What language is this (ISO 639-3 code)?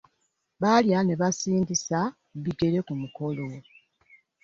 lug